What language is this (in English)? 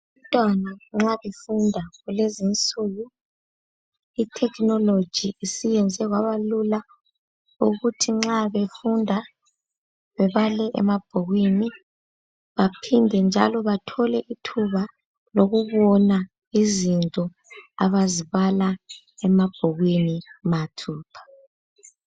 North Ndebele